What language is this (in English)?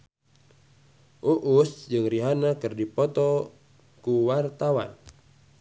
Sundanese